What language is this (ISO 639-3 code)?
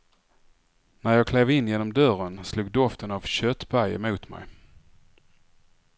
swe